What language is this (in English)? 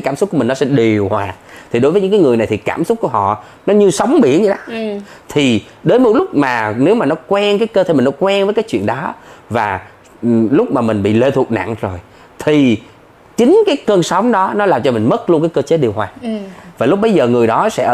Vietnamese